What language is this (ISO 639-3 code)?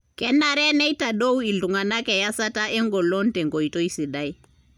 mas